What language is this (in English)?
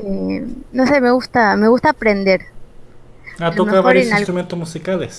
Spanish